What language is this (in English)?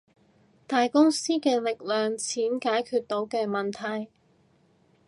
Cantonese